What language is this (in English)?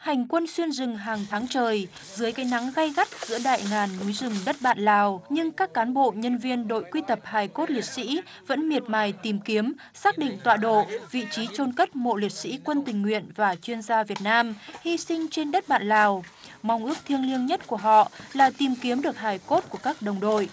Vietnamese